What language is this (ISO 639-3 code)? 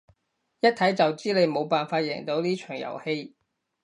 yue